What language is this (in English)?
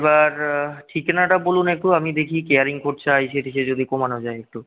Bangla